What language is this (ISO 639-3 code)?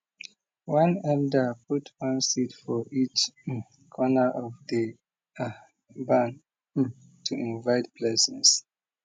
pcm